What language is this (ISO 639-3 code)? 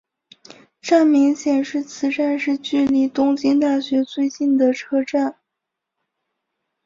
zho